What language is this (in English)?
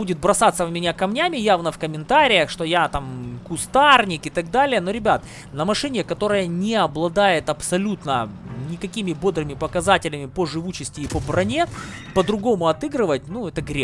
Russian